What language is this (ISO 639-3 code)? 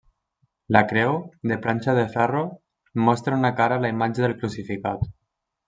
cat